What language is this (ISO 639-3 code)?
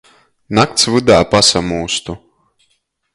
ltg